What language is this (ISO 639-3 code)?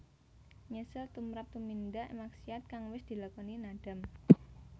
jav